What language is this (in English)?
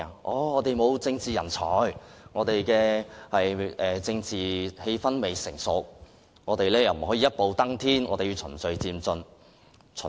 Cantonese